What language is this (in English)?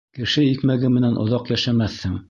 Bashkir